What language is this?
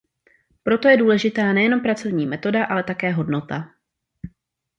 Czech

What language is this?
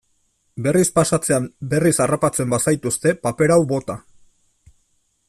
Basque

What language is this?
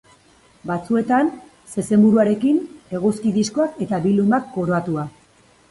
Basque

